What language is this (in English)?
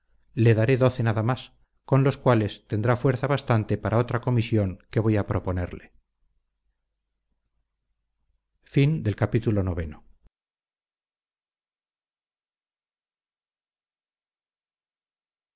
Spanish